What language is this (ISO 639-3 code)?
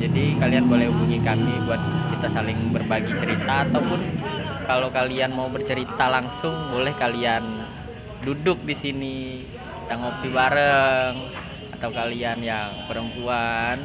ind